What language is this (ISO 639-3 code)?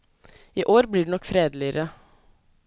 nor